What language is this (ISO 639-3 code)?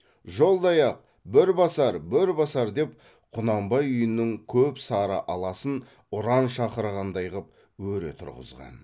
kaz